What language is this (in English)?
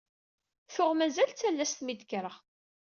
Kabyle